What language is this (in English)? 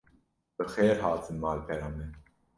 Kurdish